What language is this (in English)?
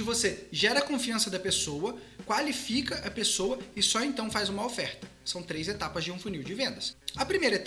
Portuguese